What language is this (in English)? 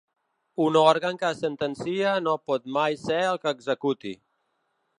Catalan